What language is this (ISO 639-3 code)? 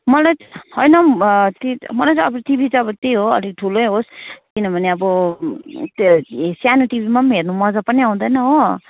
nep